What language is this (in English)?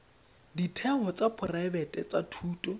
Tswana